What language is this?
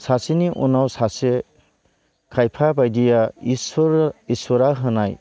Bodo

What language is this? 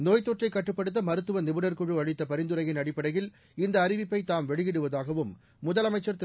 Tamil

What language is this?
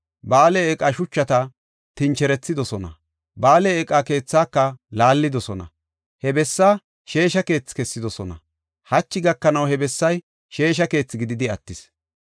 Gofa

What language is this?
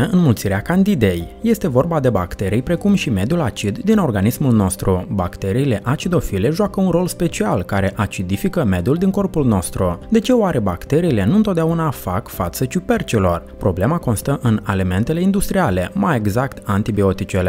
Romanian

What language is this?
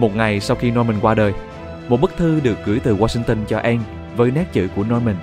Vietnamese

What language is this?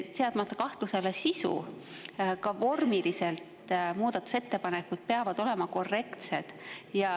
Estonian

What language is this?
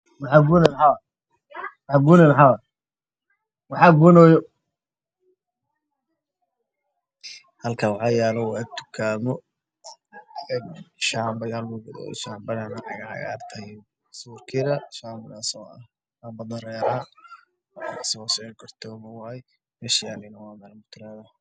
Somali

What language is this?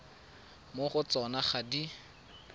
Tswana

